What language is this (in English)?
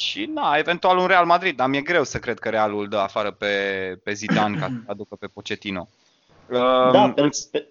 Romanian